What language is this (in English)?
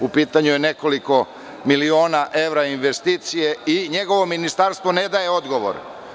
Serbian